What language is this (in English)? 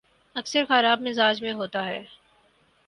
Urdu